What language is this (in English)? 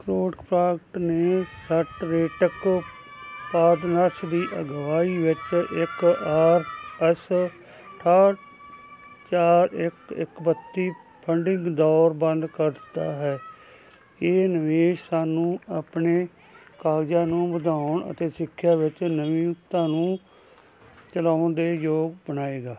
Punjabi